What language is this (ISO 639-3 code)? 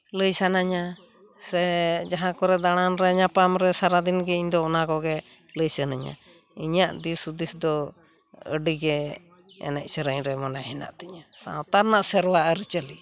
sat